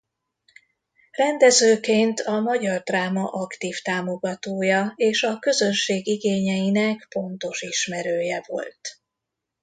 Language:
Hungarian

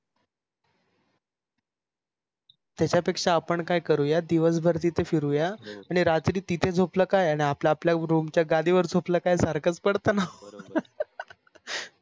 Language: Marathi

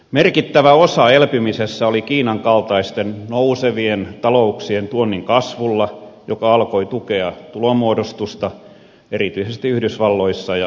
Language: Finnish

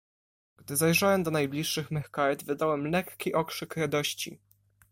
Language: Polish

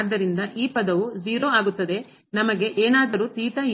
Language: Kannada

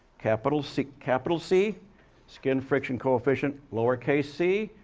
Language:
English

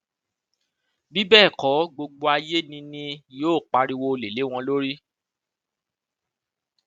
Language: Yoruba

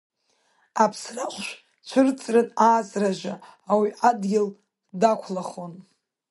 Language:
Abkhazian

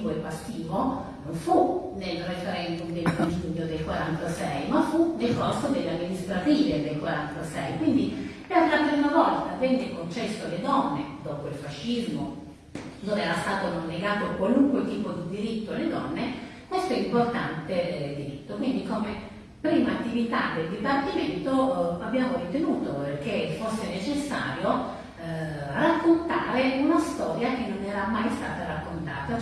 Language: Italian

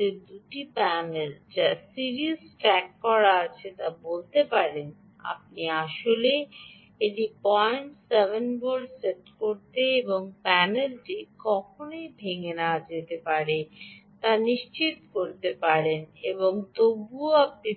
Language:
Bangla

